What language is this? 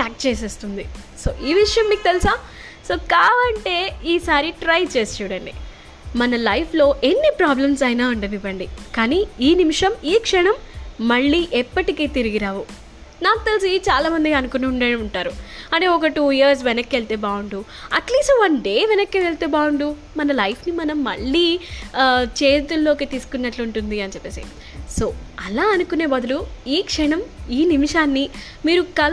Telugu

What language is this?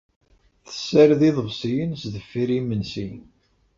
Kabyle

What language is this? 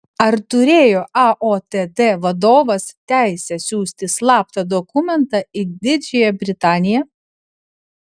Lithuanian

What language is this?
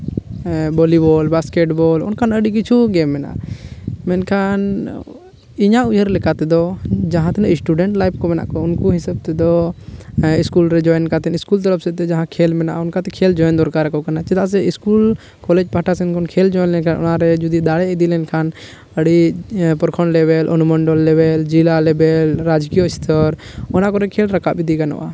Santali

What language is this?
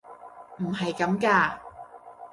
Cantonese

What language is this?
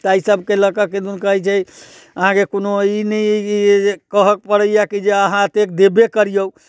Maithili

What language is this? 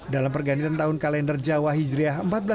Indonesian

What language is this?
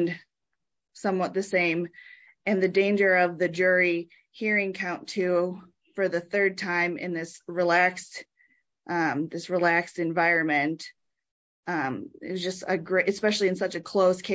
English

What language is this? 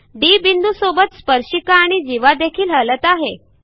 Marathi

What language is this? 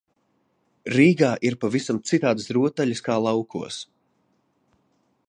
Latvian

